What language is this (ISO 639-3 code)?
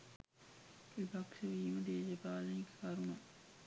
sin